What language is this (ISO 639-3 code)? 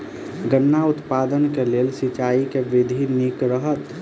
mai